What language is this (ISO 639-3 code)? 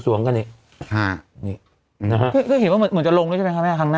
tha